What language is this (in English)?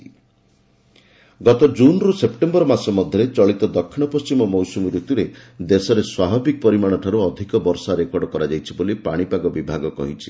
Odia